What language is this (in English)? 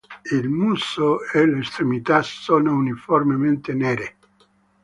Italian